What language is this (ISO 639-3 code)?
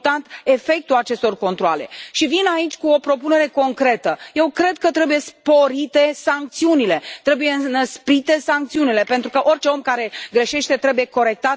ron